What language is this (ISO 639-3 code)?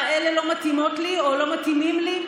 heb